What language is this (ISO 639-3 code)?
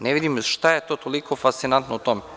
srp